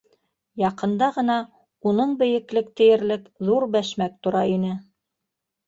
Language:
Bashkir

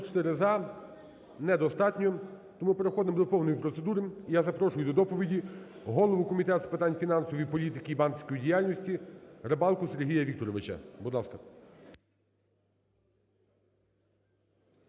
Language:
Ukrainian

